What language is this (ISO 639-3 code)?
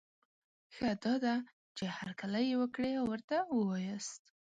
pus